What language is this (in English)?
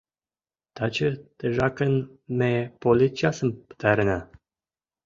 Mari